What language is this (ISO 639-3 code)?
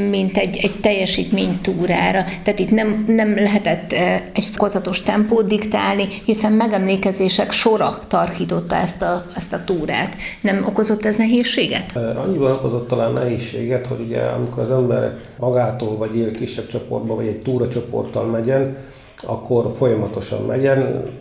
hun